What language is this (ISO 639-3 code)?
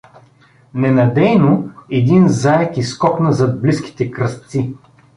bul